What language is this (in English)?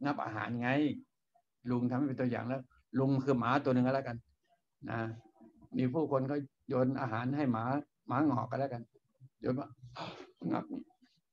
Thai